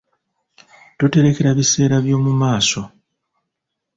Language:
Ganda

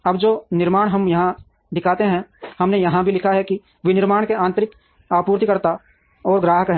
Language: Hindi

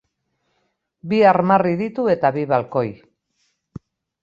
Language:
Basque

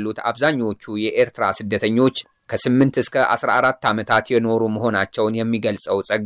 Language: Arabic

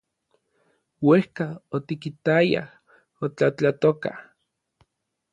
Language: Orizaba Nahuatl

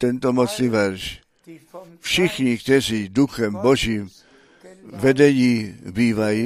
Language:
Czech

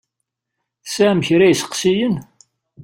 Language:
Kabyle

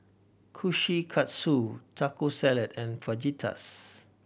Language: English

